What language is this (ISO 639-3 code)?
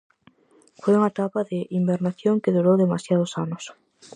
glg